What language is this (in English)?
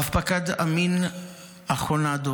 Hebrew